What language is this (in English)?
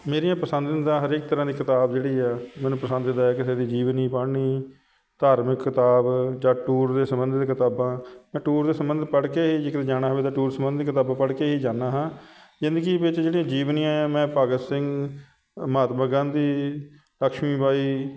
Punjabi